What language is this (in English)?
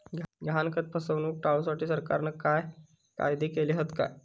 Marathi